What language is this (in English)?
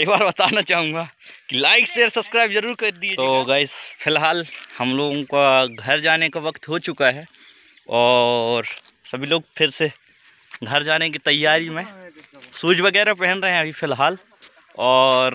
Hindi